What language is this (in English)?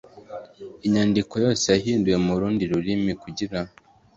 Kinyarwanda